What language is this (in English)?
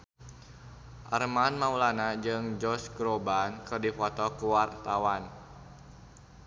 Sundanese